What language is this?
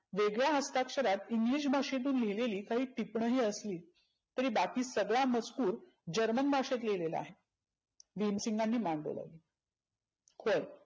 Marathi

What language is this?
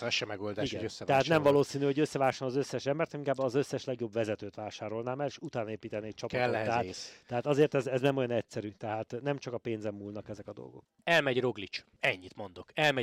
Hungarian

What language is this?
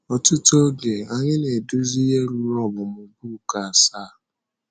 Igbo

